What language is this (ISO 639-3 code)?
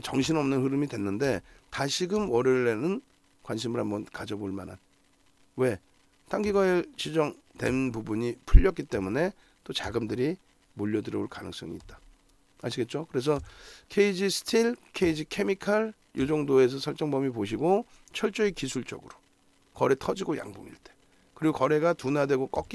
kor